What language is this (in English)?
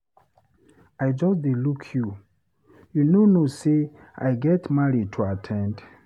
Nigerian Pidgin